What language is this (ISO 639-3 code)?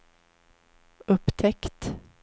swe